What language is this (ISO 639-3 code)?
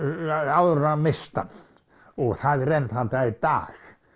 isl